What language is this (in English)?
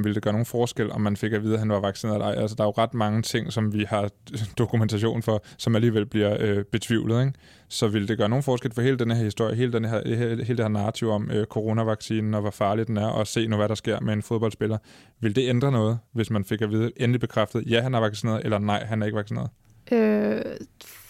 Danish